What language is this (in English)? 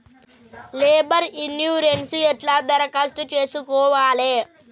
Telugu